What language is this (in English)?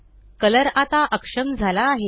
Marathi